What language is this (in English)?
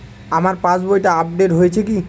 Bangla